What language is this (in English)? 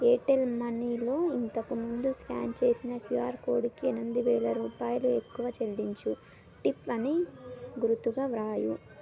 Telugu